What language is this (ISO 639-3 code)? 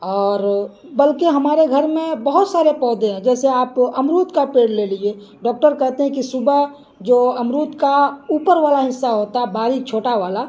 urd